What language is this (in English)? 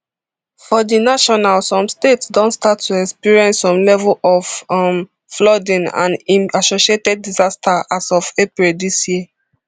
Nigerian Pidgin